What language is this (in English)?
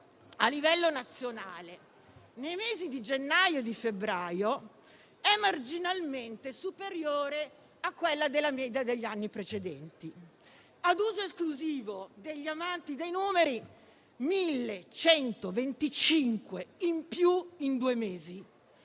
Italian